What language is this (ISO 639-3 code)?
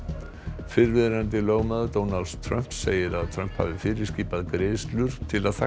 isl